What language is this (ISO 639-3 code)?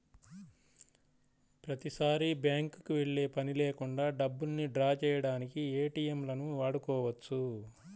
tel